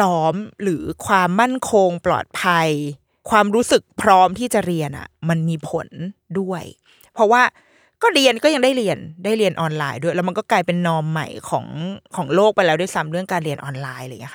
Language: Thai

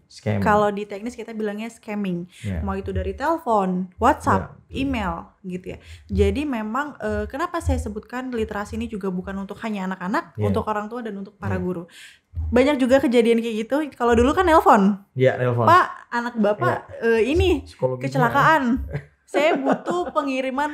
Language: Indonesian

